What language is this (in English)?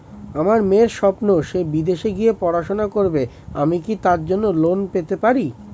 Bangla